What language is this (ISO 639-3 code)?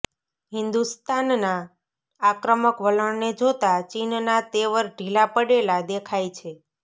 guj